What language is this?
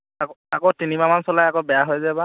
Assamese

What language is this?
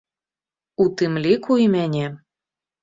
Belarusian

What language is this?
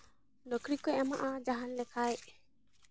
Santali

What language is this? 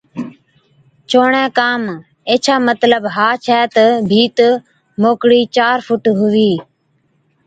Od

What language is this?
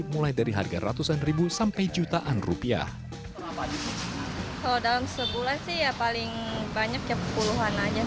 Indonesian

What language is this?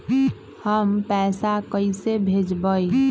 Magahi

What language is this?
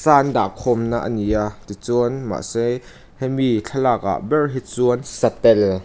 Mizo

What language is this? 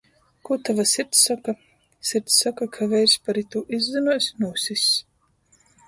Latgalian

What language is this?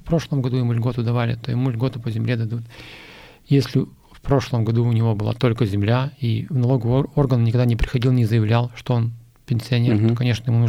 Russian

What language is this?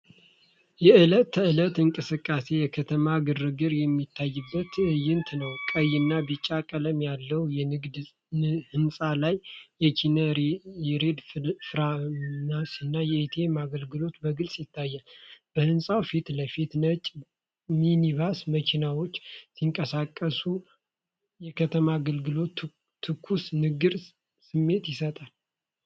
Amharic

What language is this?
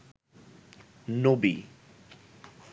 Bangla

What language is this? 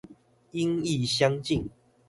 Chinese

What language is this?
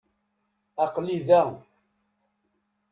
Kabyle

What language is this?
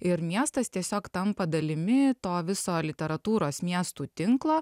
Lithuanian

